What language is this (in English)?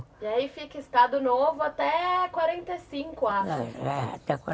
Portuguese